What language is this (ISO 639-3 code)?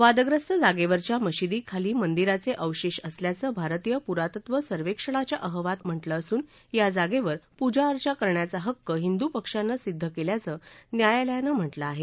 mar